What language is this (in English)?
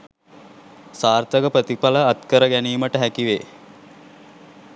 Sinhala